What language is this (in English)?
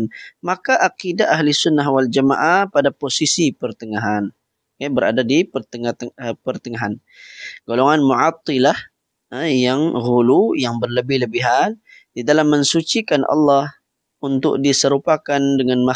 Malay